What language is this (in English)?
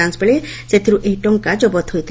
Odia